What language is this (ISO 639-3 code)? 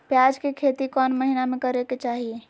mag